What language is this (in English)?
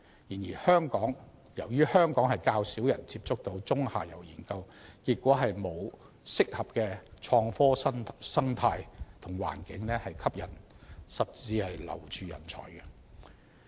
Cantonese